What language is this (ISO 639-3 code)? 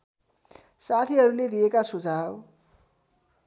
nep